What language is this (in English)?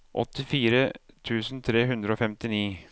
Norwegian